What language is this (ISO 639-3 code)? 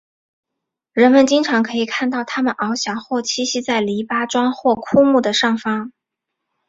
zho